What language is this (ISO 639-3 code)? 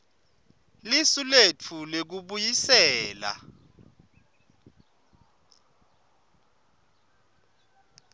ssw